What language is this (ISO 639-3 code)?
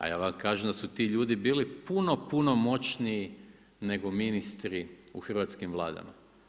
hrv